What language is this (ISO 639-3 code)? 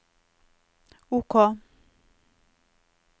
nor